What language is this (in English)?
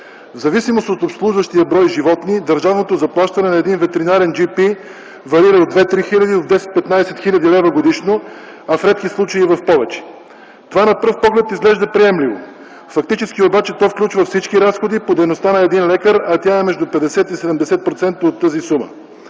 Bulgarian